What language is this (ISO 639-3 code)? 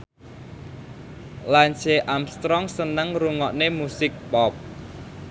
jav